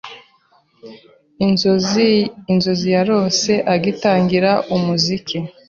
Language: Kinyarwanda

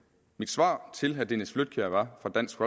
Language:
Danish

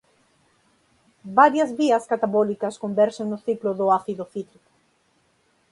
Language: Galician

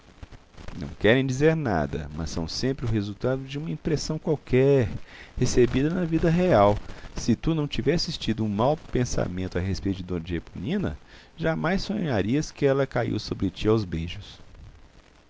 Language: Portuguese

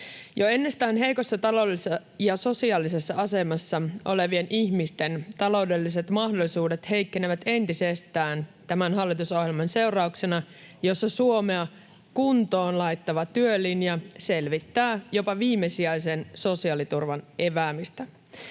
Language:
Finnish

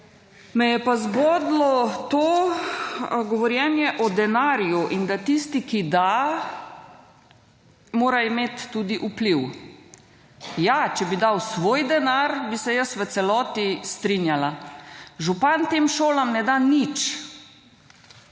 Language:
Slovenian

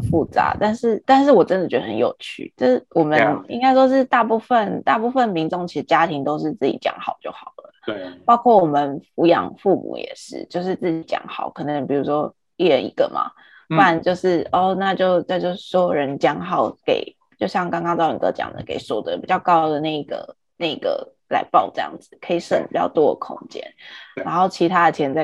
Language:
Chinese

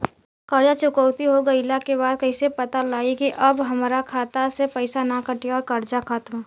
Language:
Bhojpuri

